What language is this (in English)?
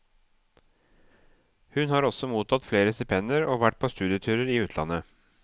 Norwegian